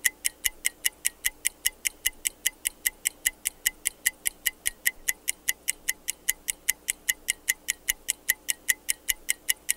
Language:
Russian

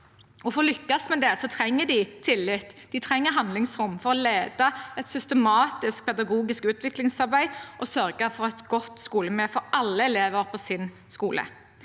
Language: Norwegian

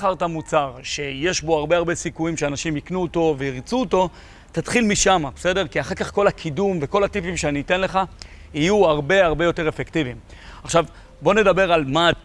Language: Hebrew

